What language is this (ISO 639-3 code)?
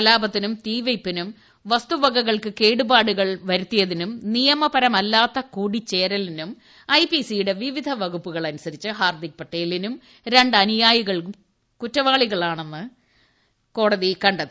mal